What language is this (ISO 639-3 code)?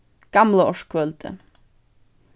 fao